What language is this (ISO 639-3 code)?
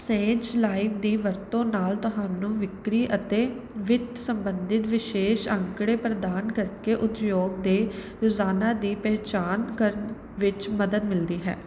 pan